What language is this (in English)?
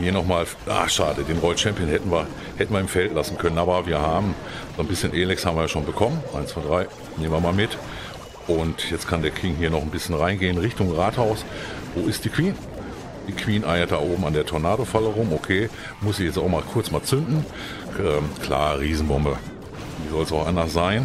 German